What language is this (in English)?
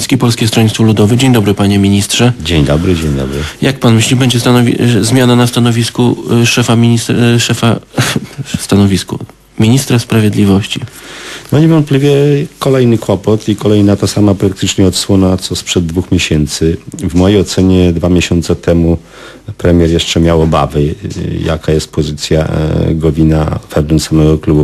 Polish